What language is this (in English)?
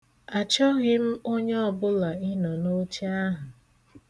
Igbo